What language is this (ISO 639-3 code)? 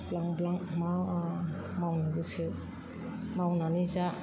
brx